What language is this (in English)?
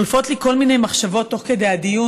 Hebrew